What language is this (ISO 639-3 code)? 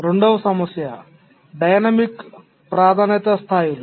tel